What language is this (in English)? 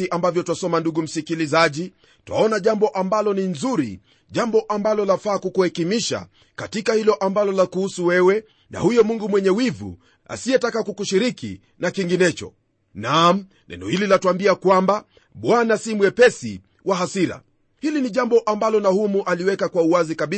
Swahili